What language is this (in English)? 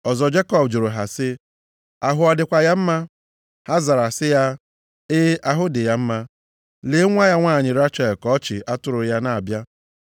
Igbo